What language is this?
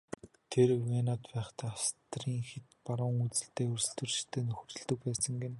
Mongolian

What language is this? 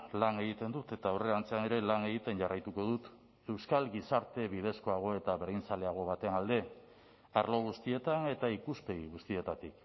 Basque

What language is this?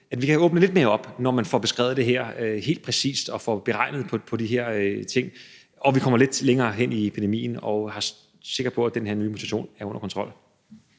Danish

